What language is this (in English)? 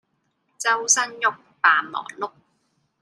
Cantonese